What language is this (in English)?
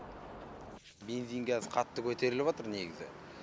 Kazakh